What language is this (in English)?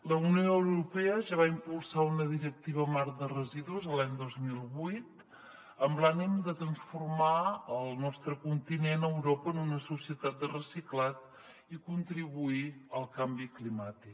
Catalan